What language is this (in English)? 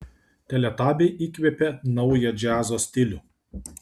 Lithuanian